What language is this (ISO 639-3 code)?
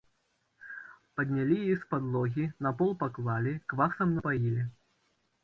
bel